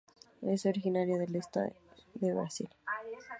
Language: Spanish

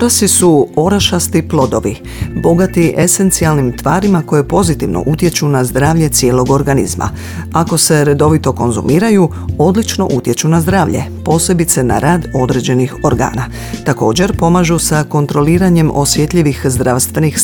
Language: Croatian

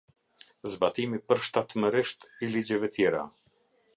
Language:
Albanian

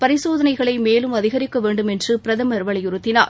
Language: Tamil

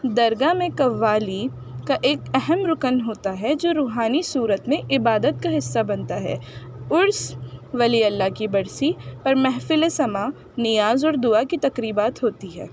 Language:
Urdu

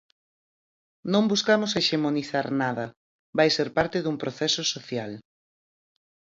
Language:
Galician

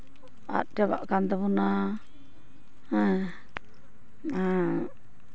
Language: Santali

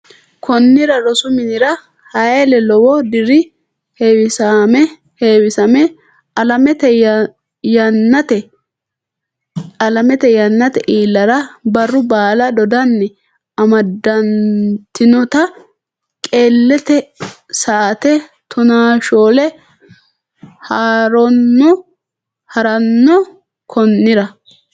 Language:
Sidamo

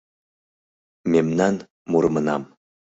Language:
Mari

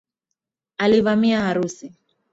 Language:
Swahili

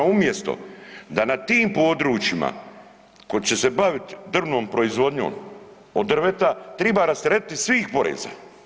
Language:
Croatian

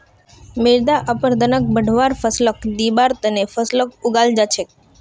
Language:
Magahi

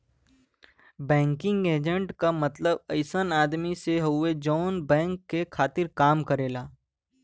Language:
Bhojpuri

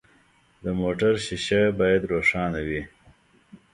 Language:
Pashto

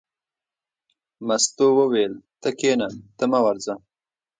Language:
Pashto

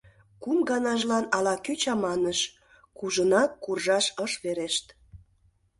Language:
Mari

